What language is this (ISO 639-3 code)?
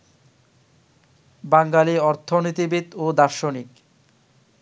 ben